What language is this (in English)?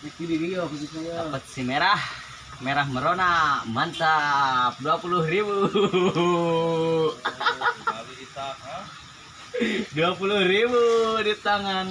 Indonesian